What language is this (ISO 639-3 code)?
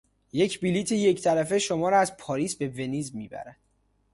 fas